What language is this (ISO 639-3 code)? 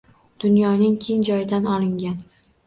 uzb